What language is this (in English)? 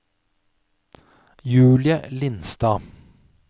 Norwegian